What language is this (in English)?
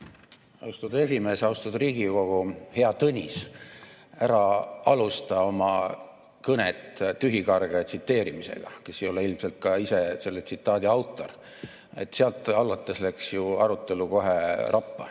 Estonian